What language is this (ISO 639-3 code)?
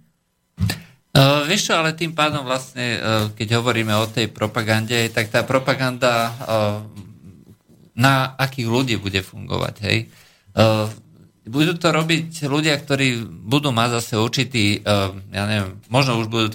slk